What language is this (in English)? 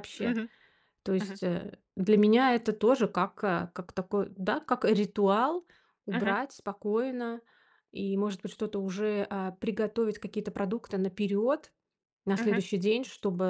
Russian